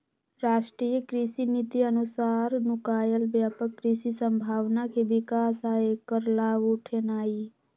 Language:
Magahi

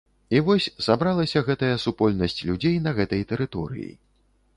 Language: Belarusian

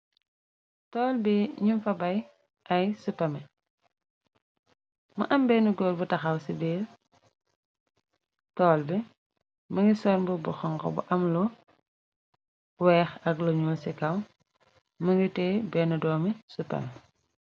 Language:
Wolof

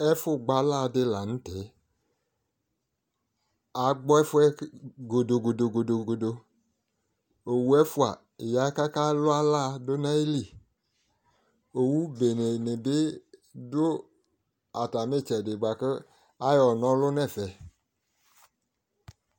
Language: Ikposo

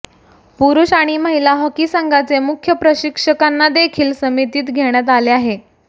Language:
Marathi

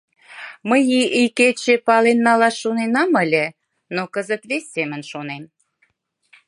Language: Mari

